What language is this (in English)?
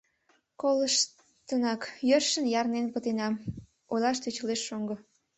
Mari